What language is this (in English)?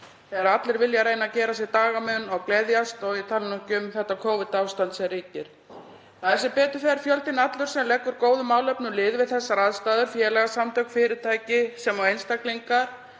Icelandic